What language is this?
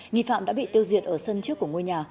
Vietnamese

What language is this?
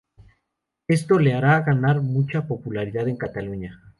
Spanish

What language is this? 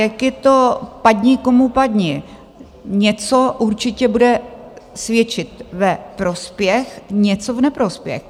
Czech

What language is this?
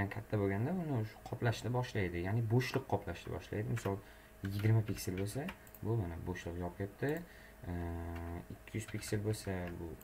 Turkish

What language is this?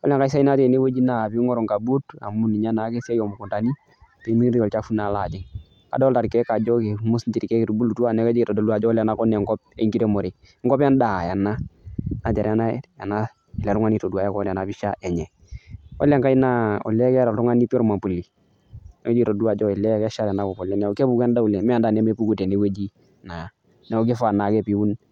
Masai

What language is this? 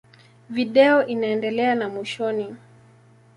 Swahili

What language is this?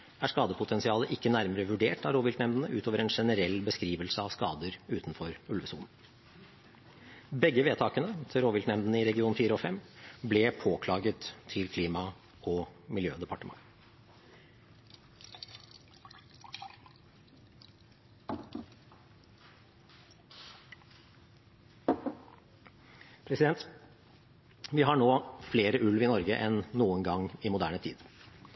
Norwegian Bokmål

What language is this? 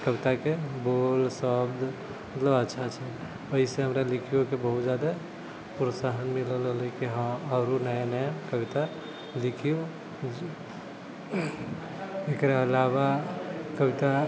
Maithili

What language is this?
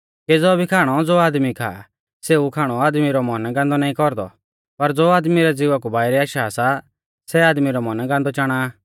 Mahasu Pahari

